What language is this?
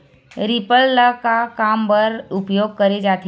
Chhattisgarhi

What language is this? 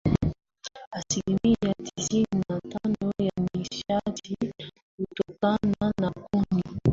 Swahili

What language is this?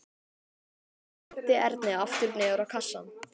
Icelandic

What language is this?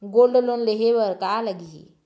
Chhattisgarhi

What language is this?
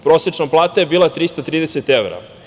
Serbian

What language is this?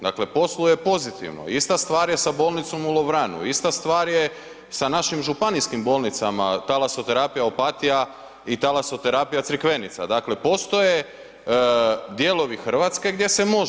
Croatian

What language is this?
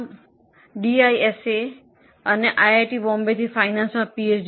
Gujarati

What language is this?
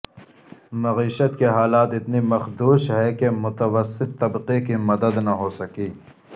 Urdu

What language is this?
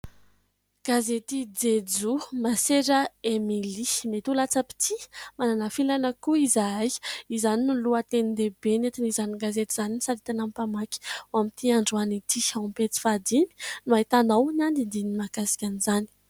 Malagasy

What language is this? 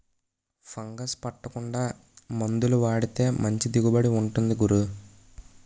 Telugu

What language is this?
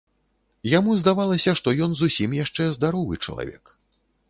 Belarusian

